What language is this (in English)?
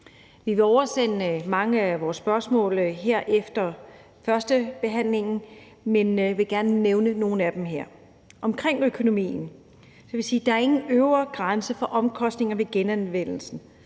Danish